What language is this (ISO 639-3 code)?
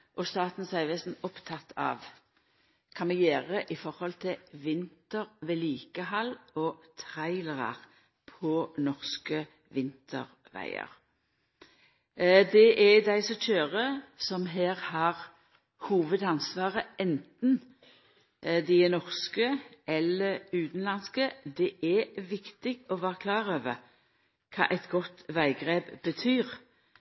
nno